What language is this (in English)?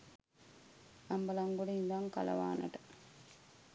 Sinhala